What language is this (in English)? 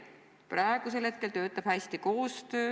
Estonian